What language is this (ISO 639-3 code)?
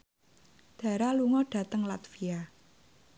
jav